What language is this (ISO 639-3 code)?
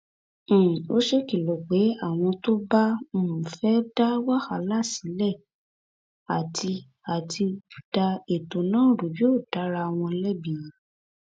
yor